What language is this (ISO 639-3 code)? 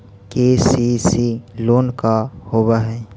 mag